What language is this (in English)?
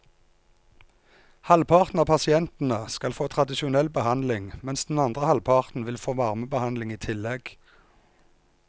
Norwegian